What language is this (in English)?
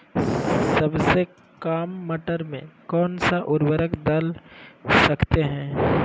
Magahi